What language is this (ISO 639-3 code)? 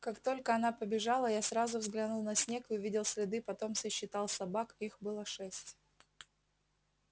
rus